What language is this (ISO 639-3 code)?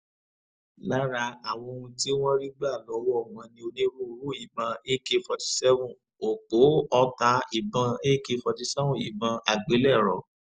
yor